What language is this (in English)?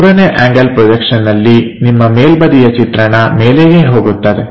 Kannada